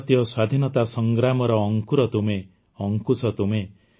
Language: Odia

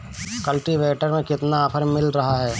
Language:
Hindi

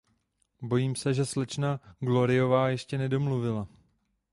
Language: Czech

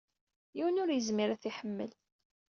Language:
Kabyle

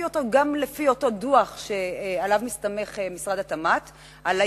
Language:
Hebrew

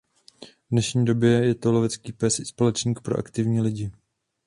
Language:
Czech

